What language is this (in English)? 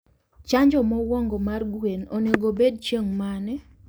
Luo (Kenya and Tanzania)